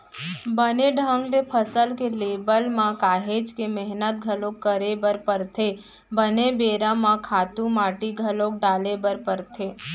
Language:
Chhattisgarhi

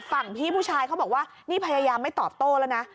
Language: Thai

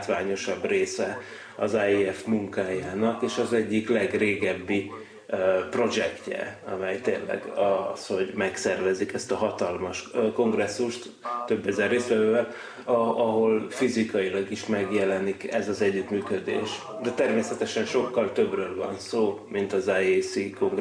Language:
Hungarian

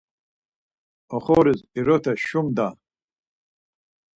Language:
Laz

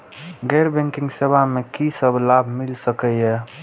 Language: Maithili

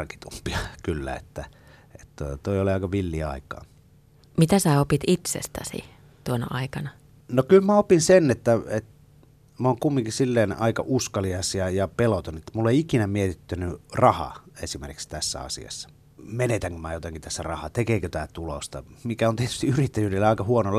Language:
Finnish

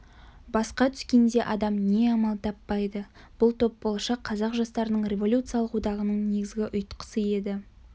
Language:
Kazakh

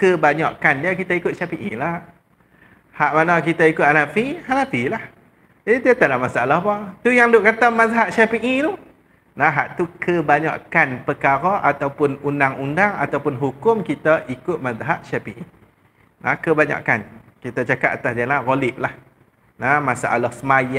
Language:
Malay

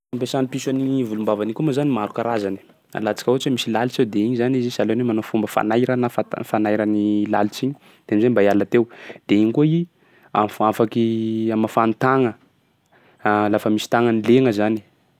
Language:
Sakalava Malagasy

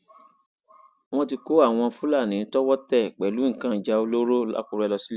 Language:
Yoruba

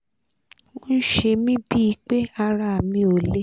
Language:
Yoruba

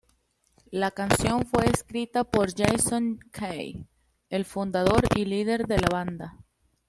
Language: Spanish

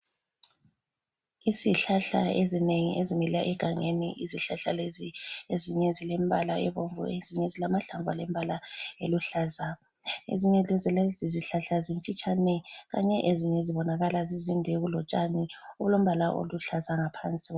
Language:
North Ndebele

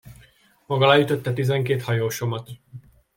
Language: Hungarian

